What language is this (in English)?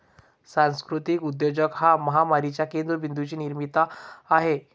Marathi